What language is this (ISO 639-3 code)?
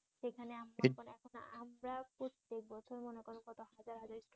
ben